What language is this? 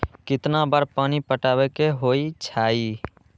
Magahi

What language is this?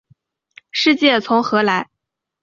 Chinese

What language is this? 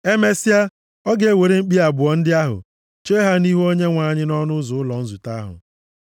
Igbo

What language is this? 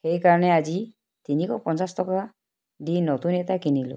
Assamese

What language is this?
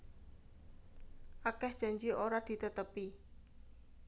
Javanese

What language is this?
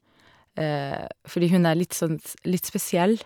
Norwegian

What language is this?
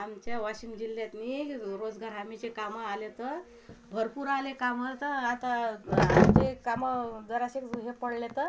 Marathi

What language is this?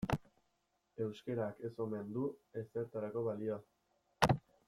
Basque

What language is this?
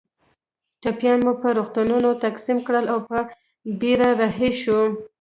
Pashto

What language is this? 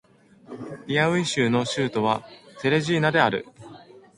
Japanese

